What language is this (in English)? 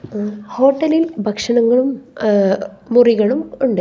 Malayalam